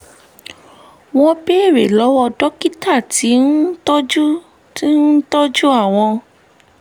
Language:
Yoruba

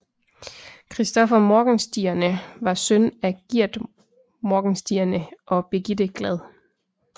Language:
Danish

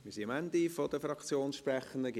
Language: Swiss German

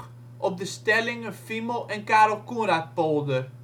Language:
Dutch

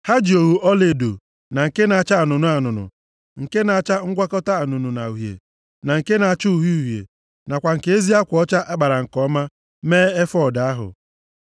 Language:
Igbo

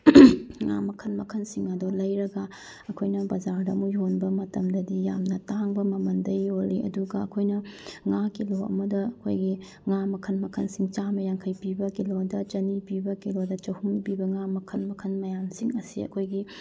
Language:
Manipuri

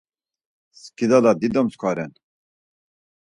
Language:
Laz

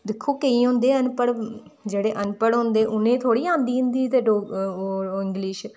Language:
Dogri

